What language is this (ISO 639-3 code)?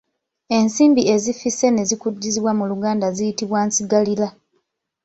lug